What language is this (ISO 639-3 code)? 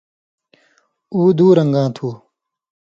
mvy